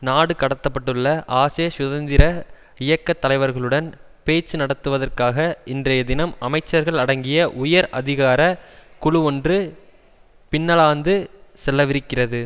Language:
Tamil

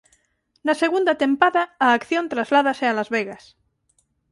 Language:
Galician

